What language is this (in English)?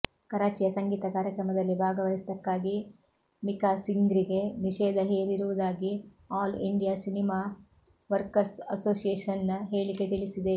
Kannada